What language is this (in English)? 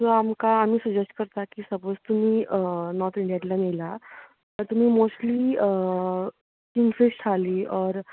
Konkani